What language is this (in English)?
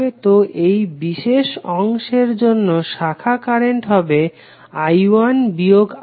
Bangla